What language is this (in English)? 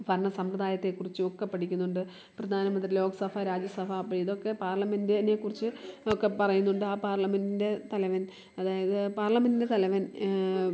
Malayalam